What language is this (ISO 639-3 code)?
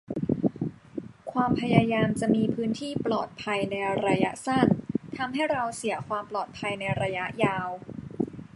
tha